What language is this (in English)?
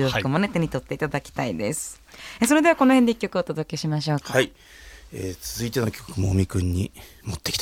Japanese